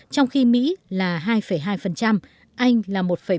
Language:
Vietnamese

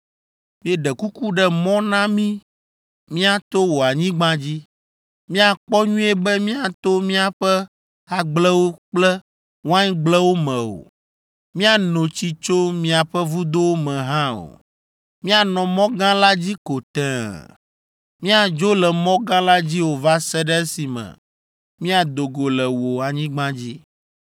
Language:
Ewe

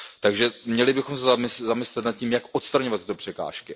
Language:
Czech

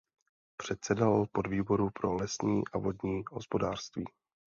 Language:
Czech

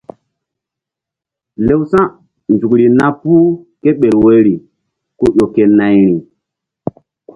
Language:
Mbum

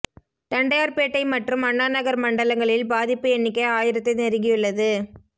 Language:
Tamil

